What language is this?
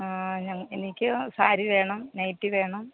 Malayalam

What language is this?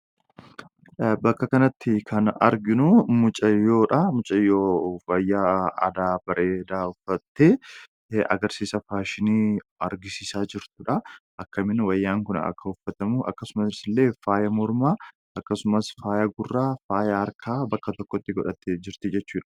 Oromo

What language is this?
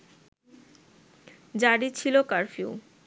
Bangla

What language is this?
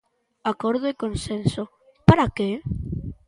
Galician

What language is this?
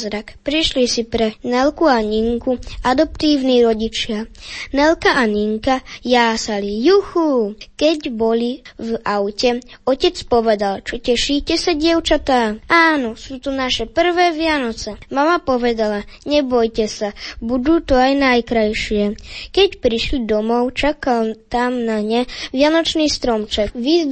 Slovak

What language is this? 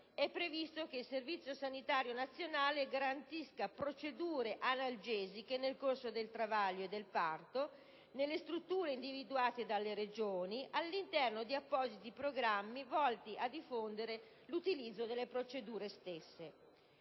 Italian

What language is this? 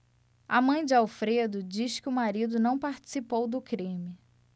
Portuguese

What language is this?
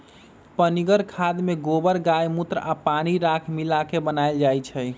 Magahi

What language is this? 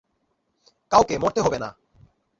Bangla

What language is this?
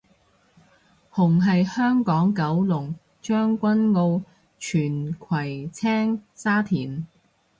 Cantonese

